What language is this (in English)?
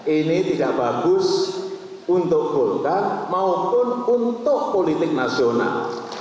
Indonesian